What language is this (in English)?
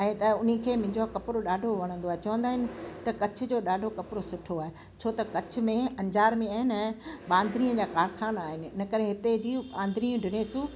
Sindhi